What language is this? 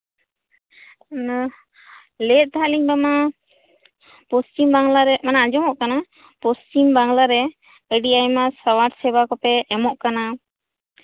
Santali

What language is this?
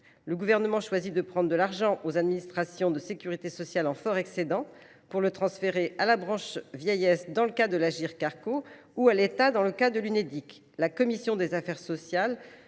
French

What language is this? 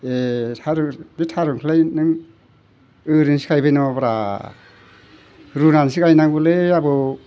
Bodo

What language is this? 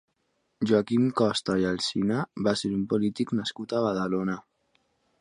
Catalan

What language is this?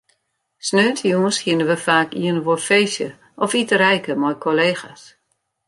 Western Frisian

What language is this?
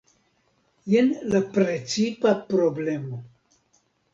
Esperanto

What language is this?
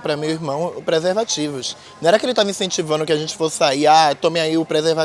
Portuguese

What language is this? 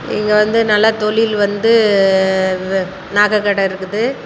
Tamil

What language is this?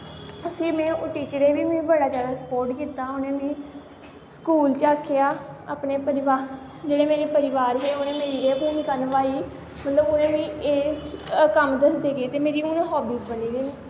Dogri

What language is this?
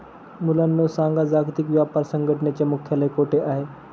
Marathi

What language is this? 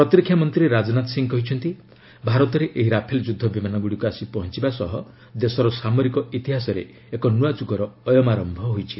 Odia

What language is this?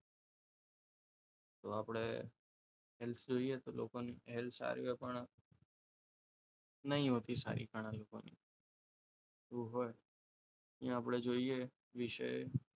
Gujarati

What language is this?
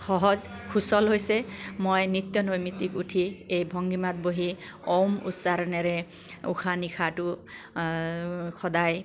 Assamese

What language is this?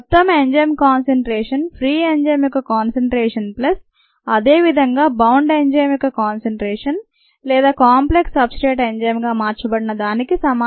Telugu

